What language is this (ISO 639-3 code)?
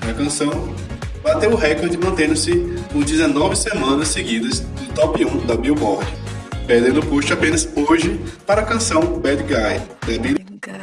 por